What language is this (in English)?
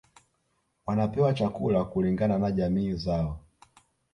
Swahili